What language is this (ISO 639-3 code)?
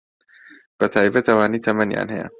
ckb